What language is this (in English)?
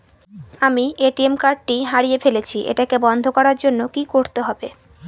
Bangla